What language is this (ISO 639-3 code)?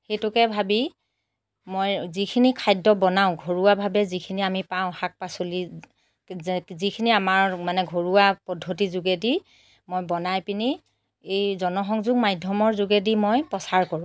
asm